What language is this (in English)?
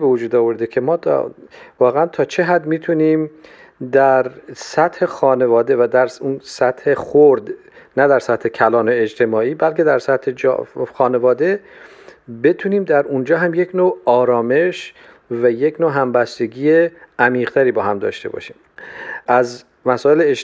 Persian